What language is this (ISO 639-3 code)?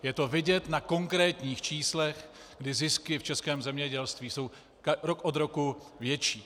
ces